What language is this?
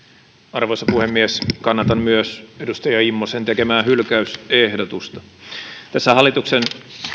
Finnish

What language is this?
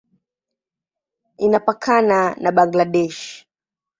Swahili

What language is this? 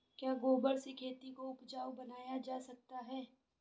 Hindi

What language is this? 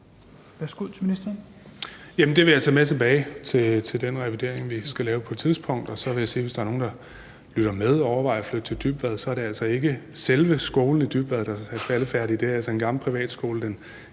Danish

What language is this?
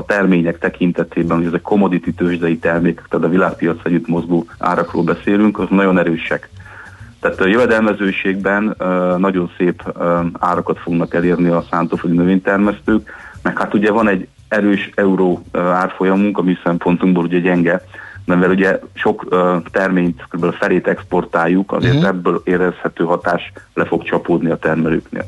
Hungarian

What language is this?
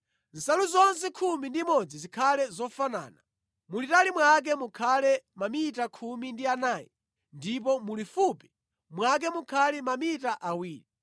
Nyanja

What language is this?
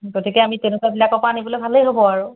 Assamese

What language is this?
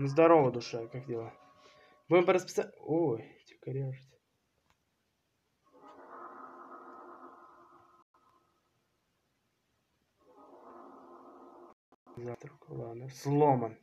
Russian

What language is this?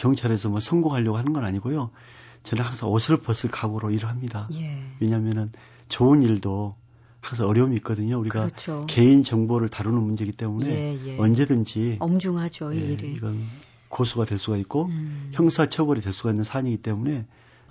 Korean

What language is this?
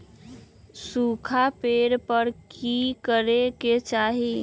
Magahi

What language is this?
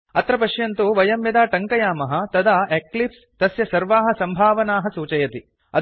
Sanskrit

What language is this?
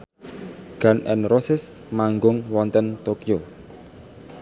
Javanese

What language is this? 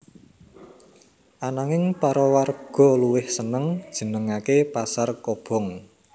Javanese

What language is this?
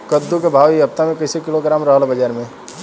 Bhojpuri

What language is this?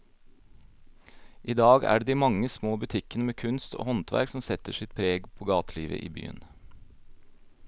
Norwegian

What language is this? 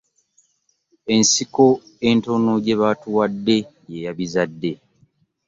Ganda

